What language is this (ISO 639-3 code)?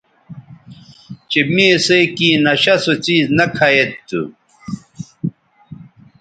btv